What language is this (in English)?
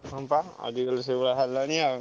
Odia